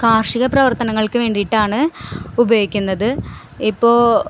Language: Malayalam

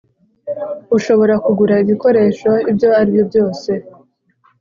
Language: Kinyarwanda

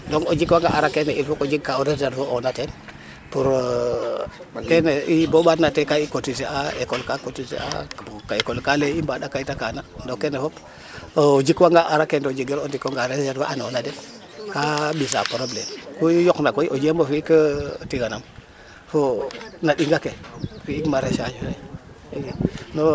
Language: Serer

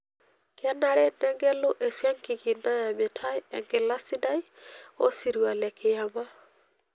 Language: Masai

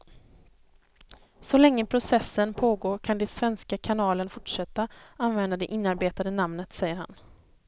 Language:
Swedish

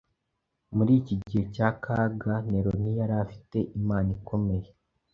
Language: Kinyarwanda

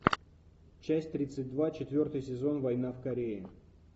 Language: Russian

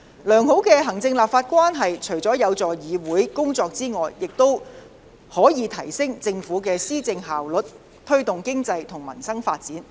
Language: Cantonese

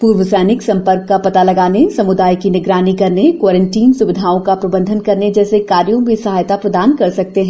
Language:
Hindi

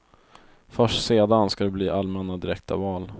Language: Swedish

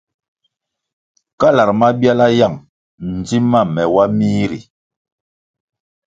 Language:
Kwasio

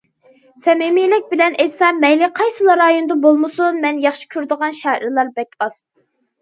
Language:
Uyghur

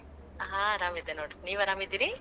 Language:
Kannada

